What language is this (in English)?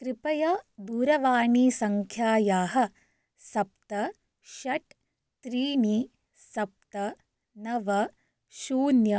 Sanskrit